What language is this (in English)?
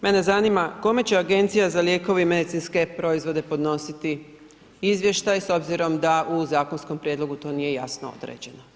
Croatian